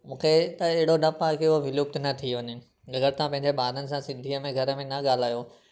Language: Sindhi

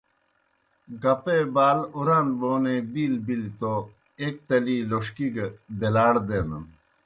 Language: Kohistani Shina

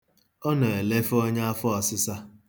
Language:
Igbo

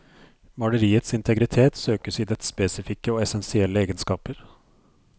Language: Norwegian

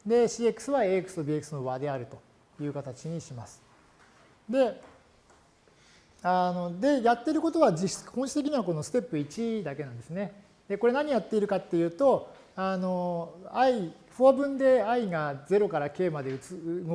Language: Japanese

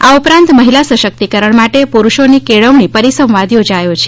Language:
Gujarati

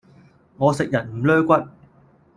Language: Cantonese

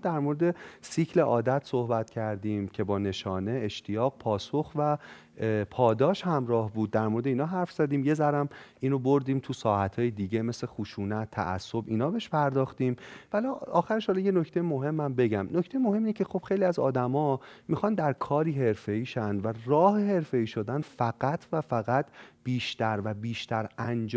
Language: Persian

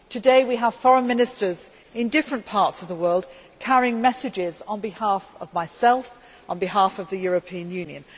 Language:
English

